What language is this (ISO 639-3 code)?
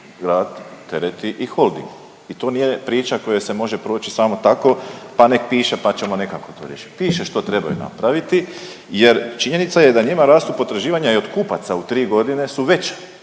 hrv